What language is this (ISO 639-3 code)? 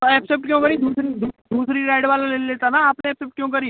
hin